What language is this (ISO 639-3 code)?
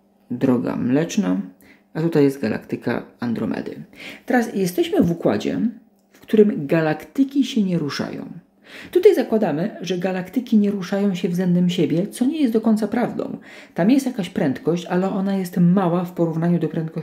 pol